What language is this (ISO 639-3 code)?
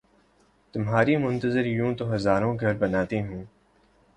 urd